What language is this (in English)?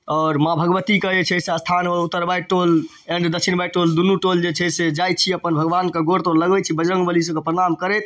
Maithili